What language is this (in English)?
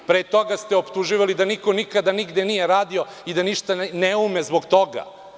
Serbian